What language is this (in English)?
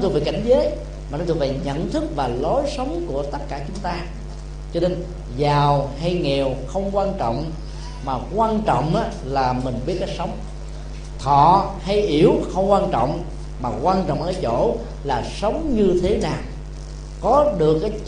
Vietnamese